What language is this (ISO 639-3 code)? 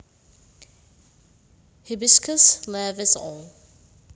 jav